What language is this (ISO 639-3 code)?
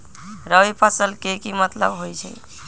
mag